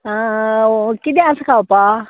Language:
Konkani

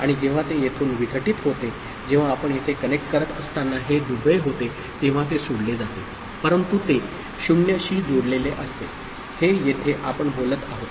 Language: Marathi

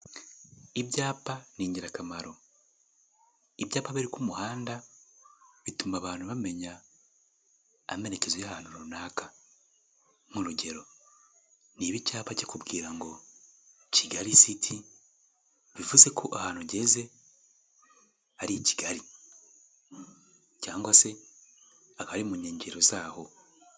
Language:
Kinyarwanda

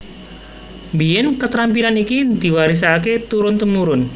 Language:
Javanese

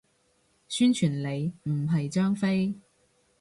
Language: Cantonese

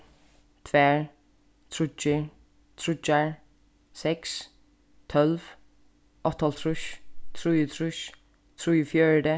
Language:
Faroese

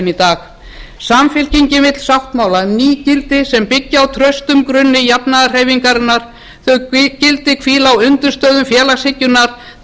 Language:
Icelandic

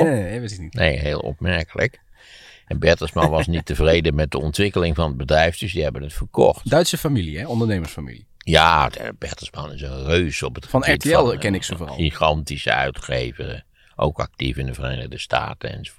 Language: Dutch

